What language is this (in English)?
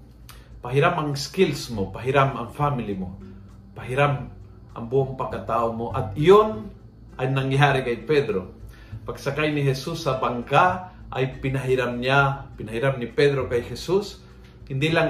Filipino